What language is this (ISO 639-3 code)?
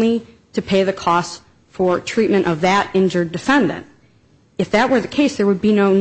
eng